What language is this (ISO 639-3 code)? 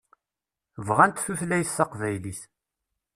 kab